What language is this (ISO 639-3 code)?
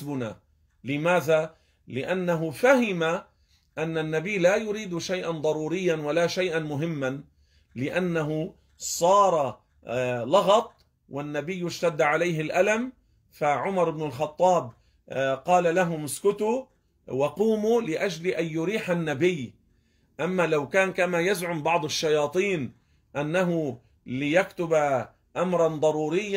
ara